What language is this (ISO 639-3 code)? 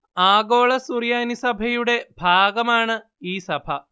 mal